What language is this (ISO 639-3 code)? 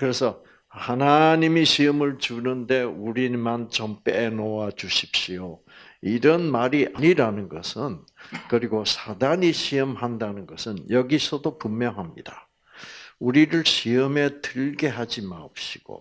kor